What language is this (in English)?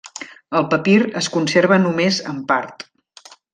Catalan